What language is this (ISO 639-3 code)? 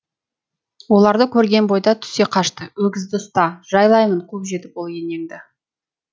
kaz